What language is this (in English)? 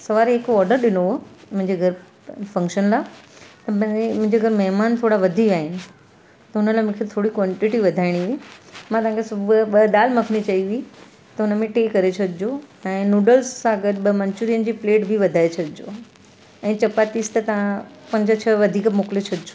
Sindhi